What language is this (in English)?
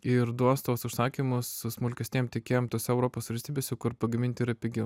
Lithuanian